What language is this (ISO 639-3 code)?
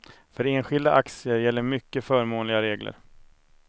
swe